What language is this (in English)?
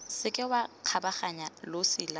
Tswana